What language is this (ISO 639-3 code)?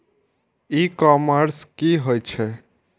mai